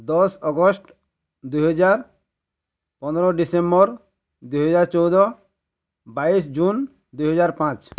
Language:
Odia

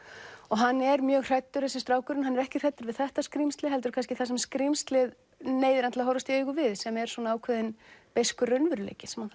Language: Icelandic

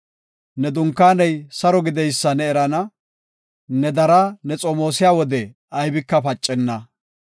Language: Gofa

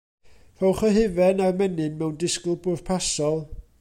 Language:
Welsh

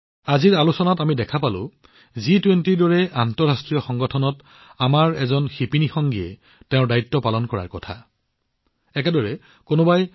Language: Assamese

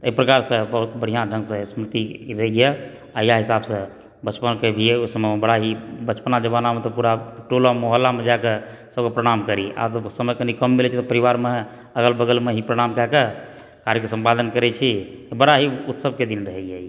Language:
Maithili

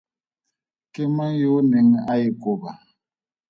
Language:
Tswana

